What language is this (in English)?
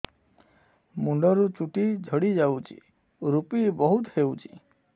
Odia